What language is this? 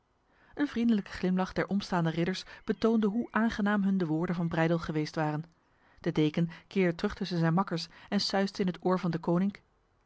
Dutch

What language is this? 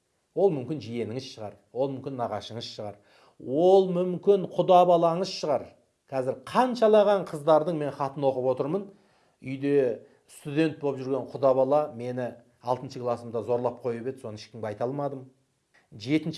Turkish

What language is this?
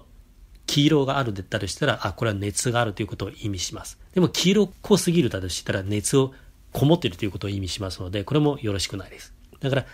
Japanese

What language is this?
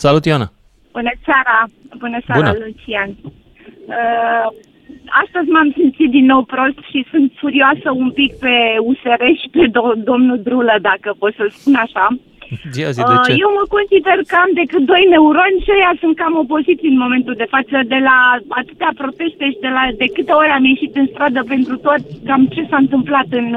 Romanian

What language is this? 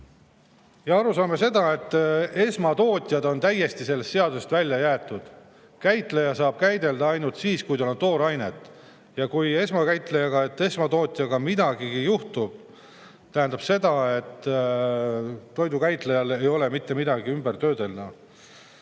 Estonian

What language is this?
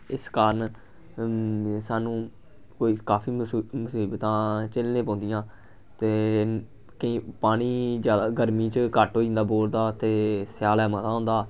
Dogri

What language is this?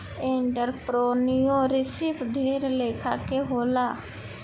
Bhojpuri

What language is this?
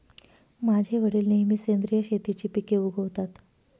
Marathi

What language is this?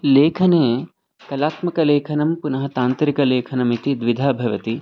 Sanskrit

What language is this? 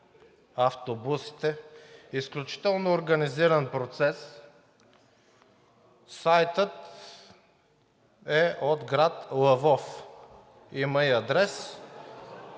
Bulgarian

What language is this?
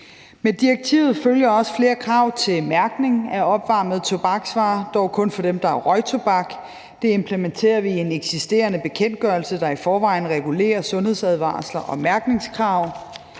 Danish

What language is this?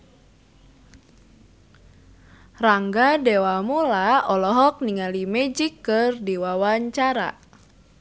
Sundanese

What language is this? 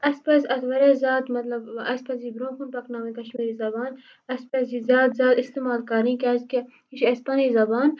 Kashmiri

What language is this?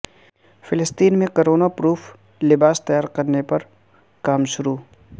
Urdu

